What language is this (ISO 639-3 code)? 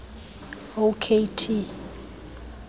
xho